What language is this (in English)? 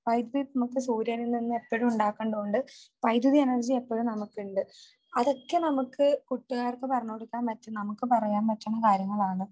Malayalam